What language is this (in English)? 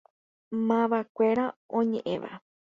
Guarani